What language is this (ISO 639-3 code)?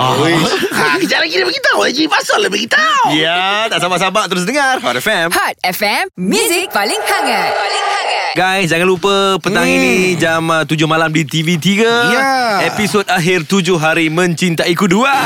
msa